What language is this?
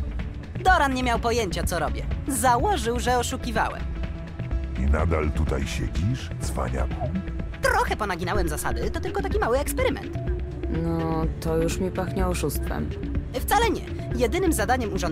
Polish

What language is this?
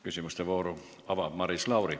Estonian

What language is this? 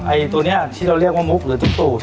Thai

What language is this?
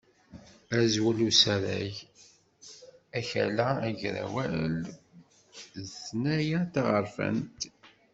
Kabyle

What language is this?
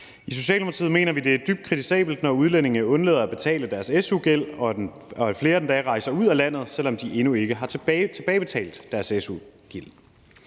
Danish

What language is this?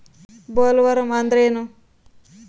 Kannada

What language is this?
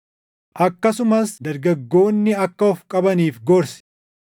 Oromo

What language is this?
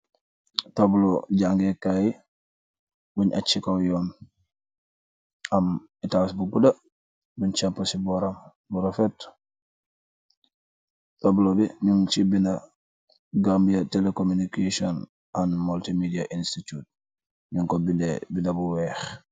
Wolof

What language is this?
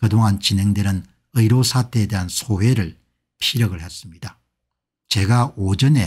Korean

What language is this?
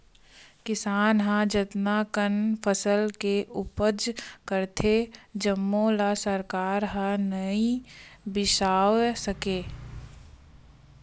Chhattisgarhi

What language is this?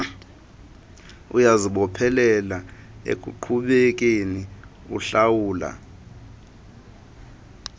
Xhosa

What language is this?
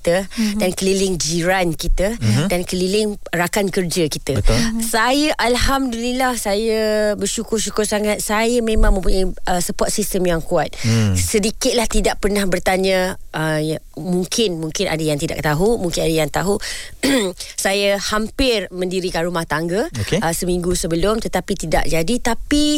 Malay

